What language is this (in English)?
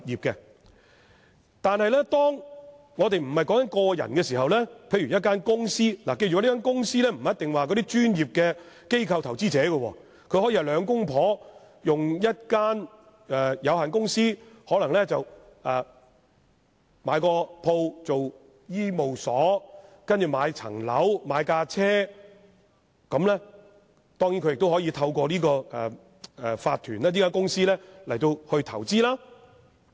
Cantonese